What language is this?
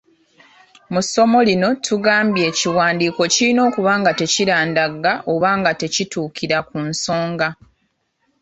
Ganda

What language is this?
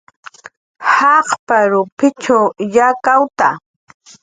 Jaqaru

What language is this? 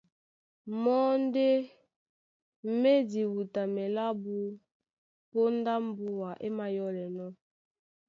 Duala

